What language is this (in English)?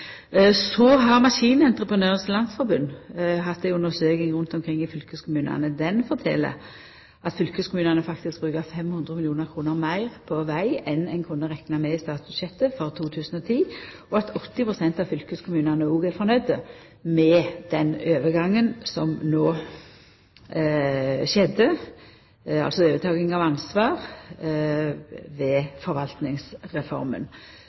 Norwegian Nynorsk